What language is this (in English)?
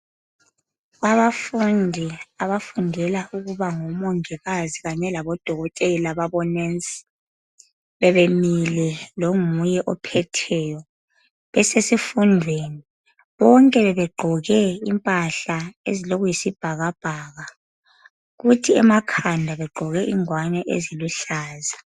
North Ndebele